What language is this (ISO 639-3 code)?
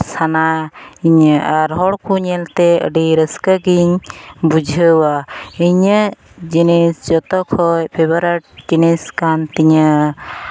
sat